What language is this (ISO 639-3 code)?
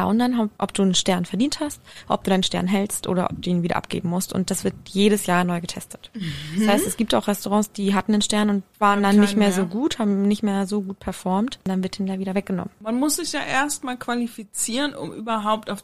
deu